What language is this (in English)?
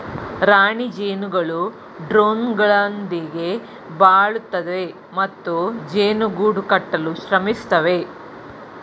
Kannada